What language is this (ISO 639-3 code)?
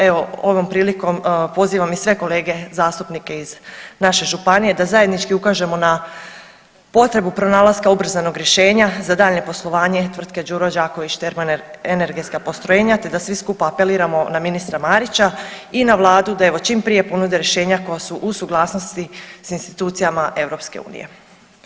hrv